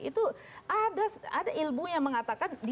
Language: Indonesian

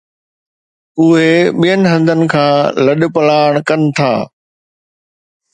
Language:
Sindhi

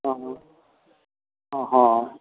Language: Maithili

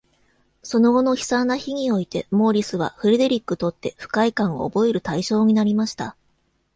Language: Japanese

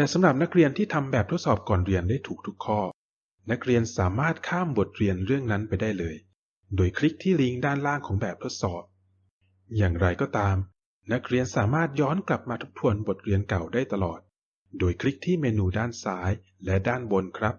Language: Thai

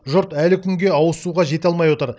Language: Kazakh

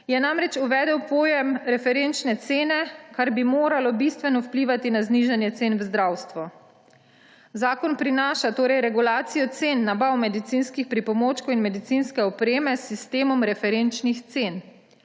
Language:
Slovenian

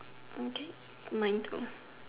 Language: English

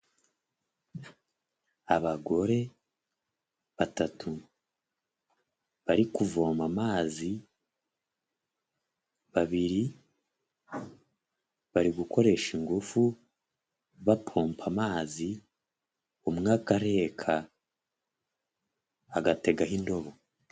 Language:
Kinyarwanda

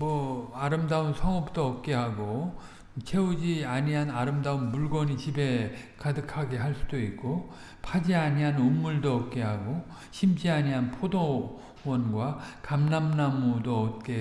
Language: Korean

